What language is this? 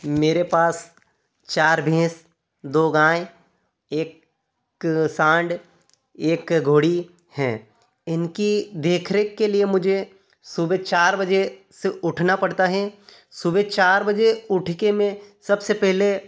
Hindi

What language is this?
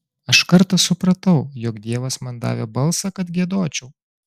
Lithuanian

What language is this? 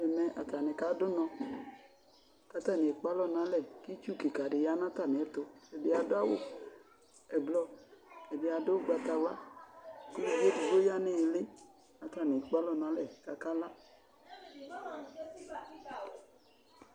Ikposo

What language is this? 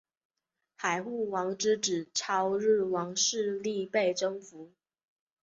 Chinese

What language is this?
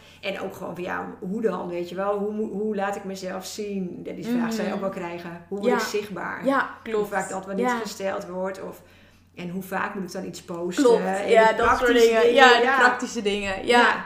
Dutch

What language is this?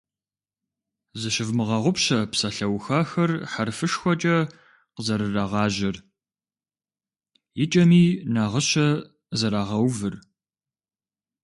Kabardian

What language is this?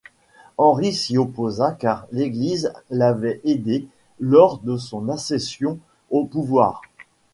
French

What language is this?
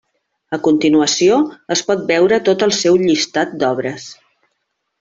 Catalan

